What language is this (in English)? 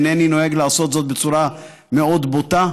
Hebrew